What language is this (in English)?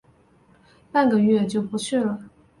Chinese